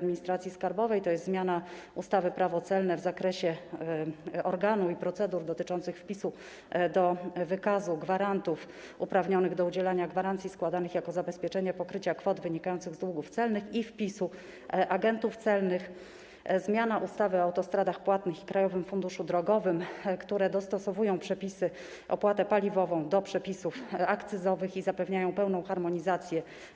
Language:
Polish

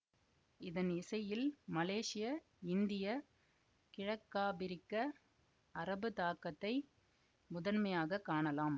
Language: Tamil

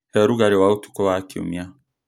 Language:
Kikuyu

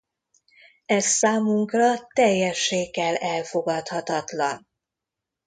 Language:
Hungarian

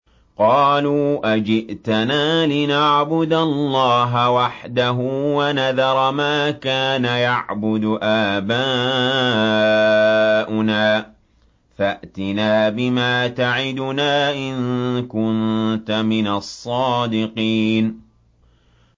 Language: Arabic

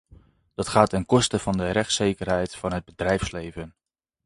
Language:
Dutch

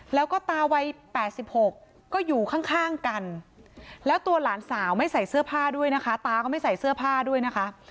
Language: Thai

